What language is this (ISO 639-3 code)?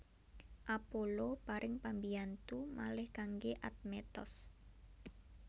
jav